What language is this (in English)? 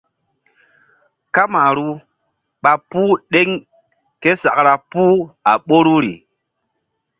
Mbum